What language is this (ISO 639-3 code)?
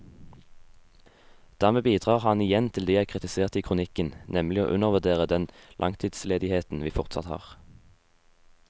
nor